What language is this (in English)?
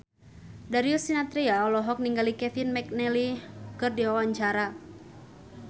Sundanese